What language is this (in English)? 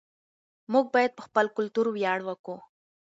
Pashto